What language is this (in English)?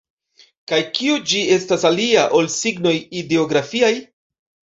Esperanto